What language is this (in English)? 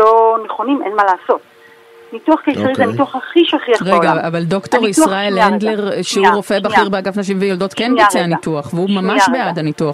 Hebrew